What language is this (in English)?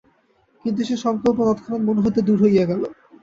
Bangla